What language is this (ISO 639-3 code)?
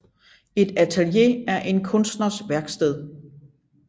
dan